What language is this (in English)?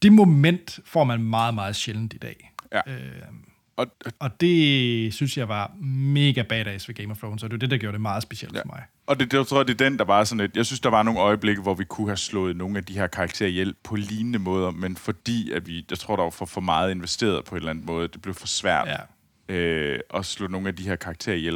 Danish